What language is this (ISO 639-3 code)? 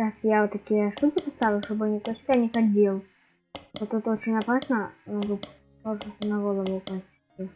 rus